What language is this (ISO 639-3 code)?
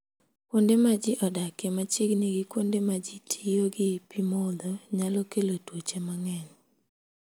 luo